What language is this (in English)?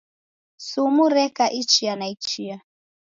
Taita